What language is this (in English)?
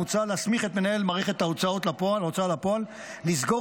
Hebrew